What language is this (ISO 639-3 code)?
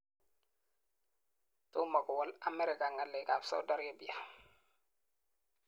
kln